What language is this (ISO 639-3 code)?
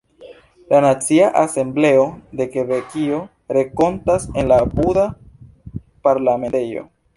epo